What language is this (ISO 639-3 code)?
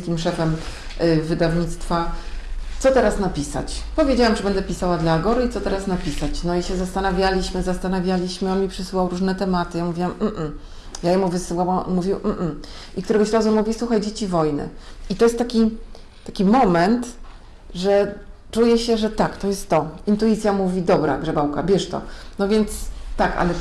pol